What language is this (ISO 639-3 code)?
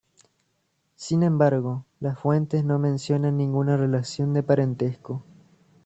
spa